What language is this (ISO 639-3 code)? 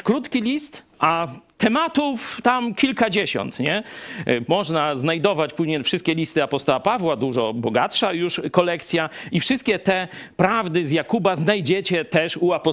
pol